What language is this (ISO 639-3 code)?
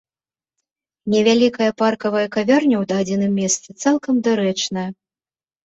bel